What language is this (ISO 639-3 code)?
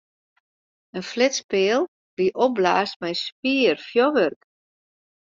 fry